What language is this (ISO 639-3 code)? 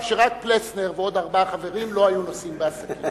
heb